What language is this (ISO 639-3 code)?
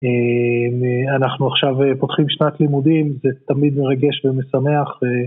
heb